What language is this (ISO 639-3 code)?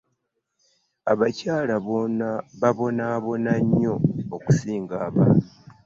lug